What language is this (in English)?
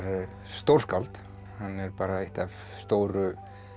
Icelandic